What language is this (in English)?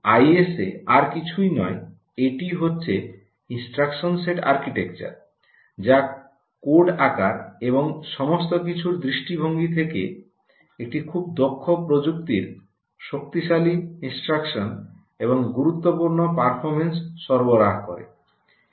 Bangla